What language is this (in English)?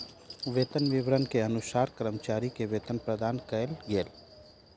Maithili